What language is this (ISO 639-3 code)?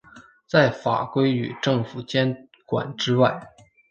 zho